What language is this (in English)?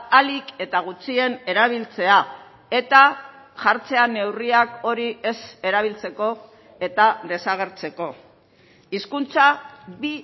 Basque